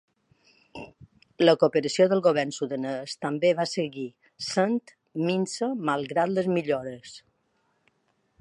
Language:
Catalan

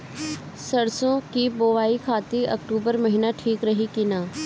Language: Bhojpuri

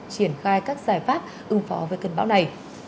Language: Vietnamese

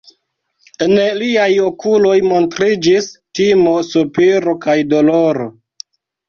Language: Esperanto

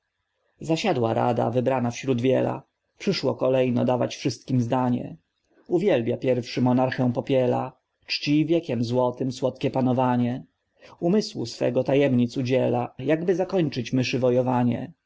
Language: Polish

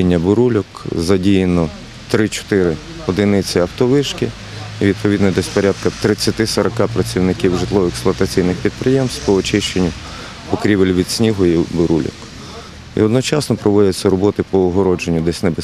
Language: Ukrainian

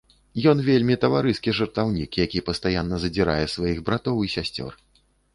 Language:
Belarusian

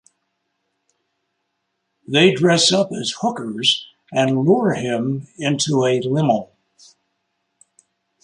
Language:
English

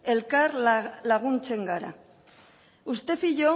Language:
Basque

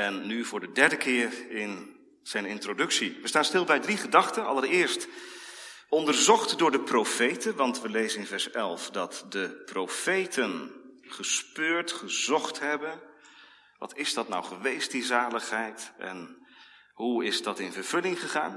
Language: Dutch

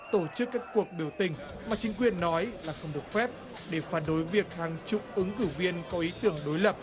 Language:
Vietnamese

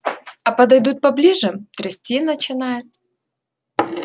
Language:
Russian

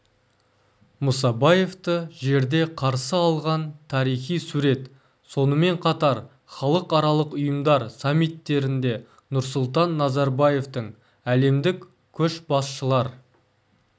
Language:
Kazakh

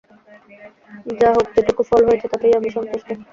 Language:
Bangla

